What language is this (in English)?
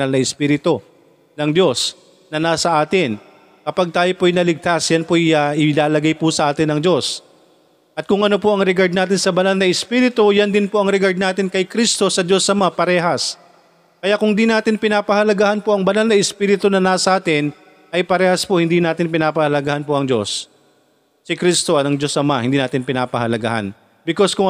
Filipino